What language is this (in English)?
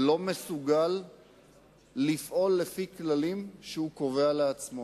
Hebrew